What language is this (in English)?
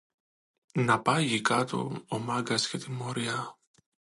Greek